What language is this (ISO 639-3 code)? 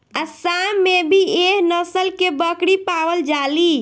bho